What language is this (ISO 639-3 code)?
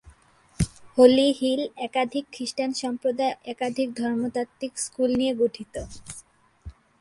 ben